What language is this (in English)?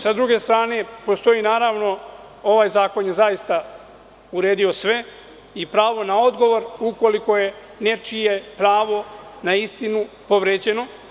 Serbian